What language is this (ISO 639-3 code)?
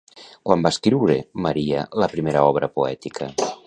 cat